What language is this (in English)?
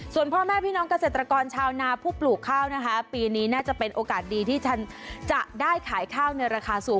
Thai